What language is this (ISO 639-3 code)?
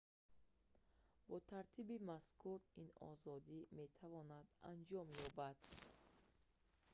tgk